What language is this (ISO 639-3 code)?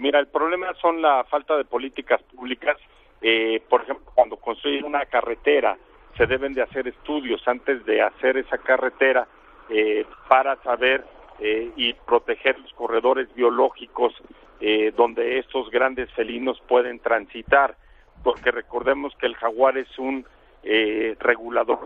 spa